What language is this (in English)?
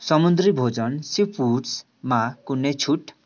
Nepali